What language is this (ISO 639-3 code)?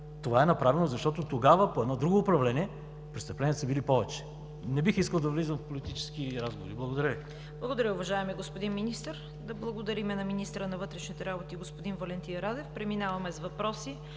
bul